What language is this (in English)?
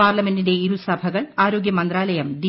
Malayalam